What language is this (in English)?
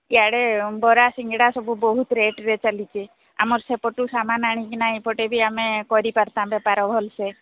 Odia